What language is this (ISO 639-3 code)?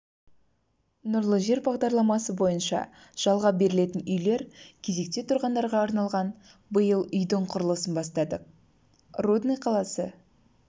kaz